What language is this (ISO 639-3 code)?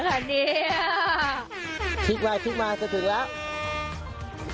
tha